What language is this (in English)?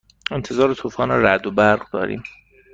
Persian